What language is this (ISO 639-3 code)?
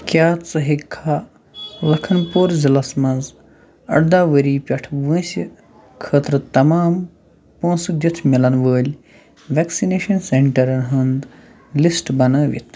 kas